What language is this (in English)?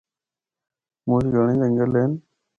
Northern Hindko